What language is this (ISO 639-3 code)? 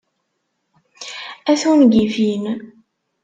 kab